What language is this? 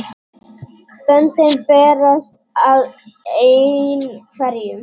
Icelandic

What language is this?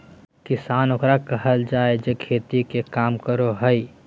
Magahi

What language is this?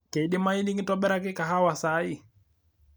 Masai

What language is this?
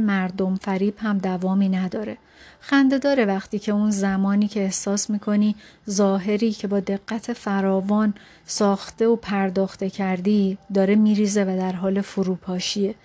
Persian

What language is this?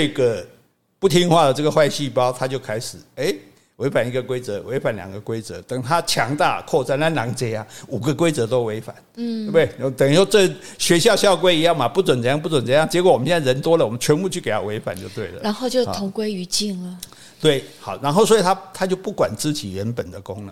Chinese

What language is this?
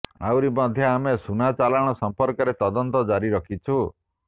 Odia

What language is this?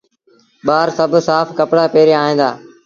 Sindhi Bhil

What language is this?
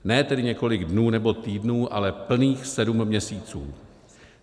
Czech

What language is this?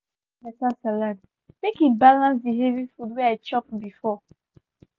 Nigerian Pidgin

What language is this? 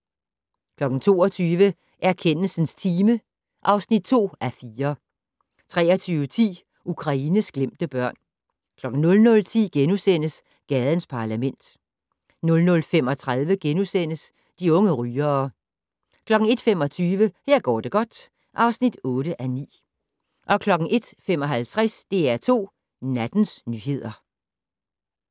Danish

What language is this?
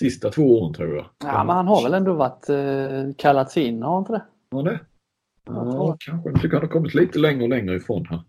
Swedish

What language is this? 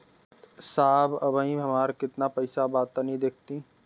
Bhojpuri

